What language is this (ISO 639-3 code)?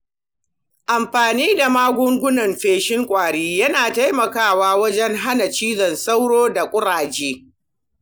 hau